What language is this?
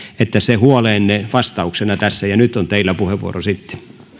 Finnish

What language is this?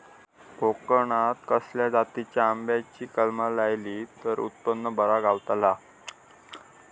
Marathi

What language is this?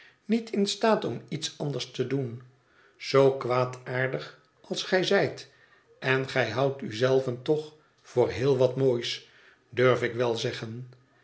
Dutch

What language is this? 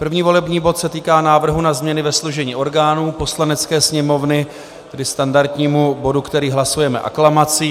Czech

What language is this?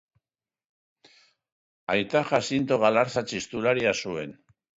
Basque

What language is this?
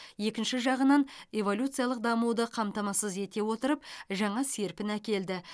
Kazakh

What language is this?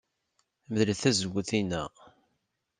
Kabyle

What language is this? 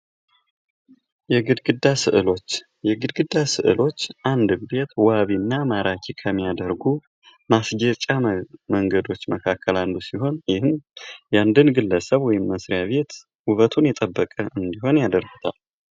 Amharic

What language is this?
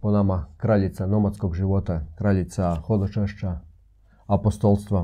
Croatian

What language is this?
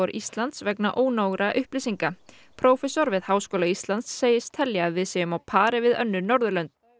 Icelandic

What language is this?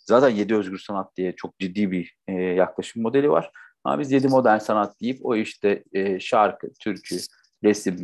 Turkish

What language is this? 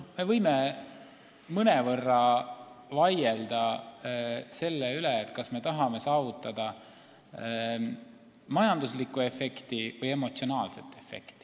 Estonian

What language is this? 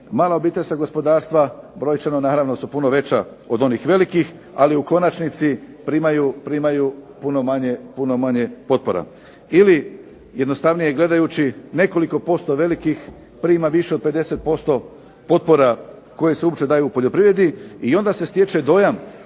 Croatian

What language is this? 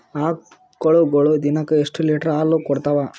Kannada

